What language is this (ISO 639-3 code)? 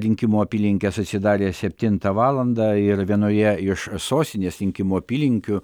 lit